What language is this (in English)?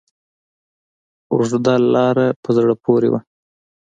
Pashto